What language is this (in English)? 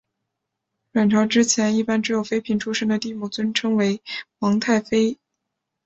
Chinese